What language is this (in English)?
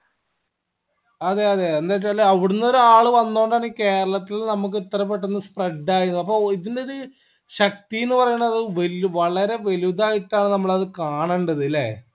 Malayalam